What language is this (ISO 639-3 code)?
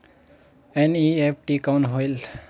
hne